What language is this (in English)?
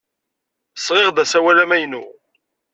Kabyle